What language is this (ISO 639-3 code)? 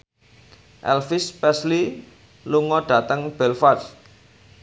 jav